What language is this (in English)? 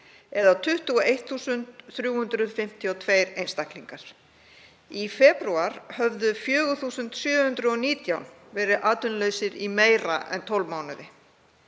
Icelandic